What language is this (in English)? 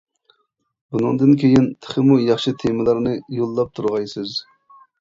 Uyghur